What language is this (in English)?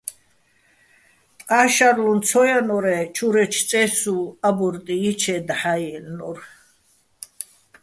Bats